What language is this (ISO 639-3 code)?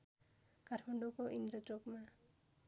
nep